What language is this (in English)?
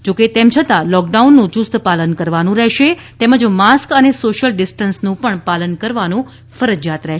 Gujarati